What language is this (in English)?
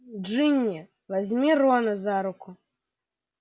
Russian